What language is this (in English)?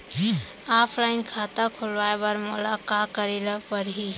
Chhattisgarhi